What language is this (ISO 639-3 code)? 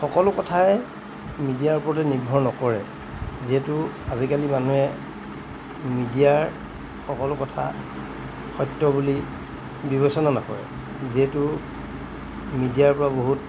asm